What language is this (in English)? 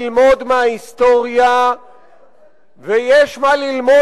Hebrew